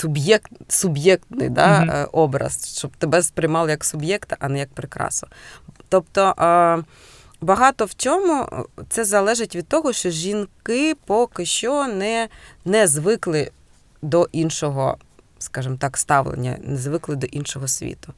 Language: Ukrainian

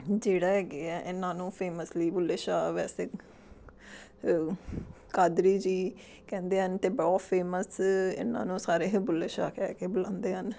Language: Punjabi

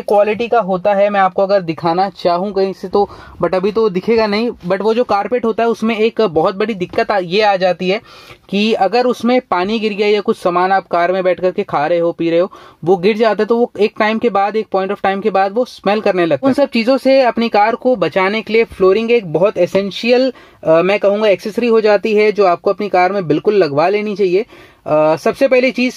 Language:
Hindi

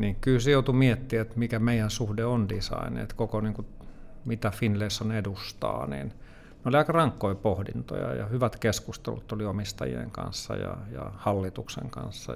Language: Finnish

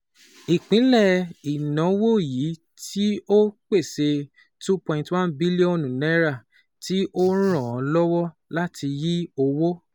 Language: Yoruba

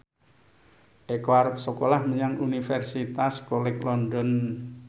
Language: Javanese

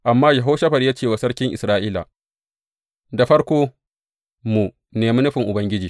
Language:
Hausa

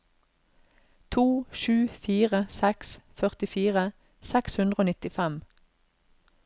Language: Norwegian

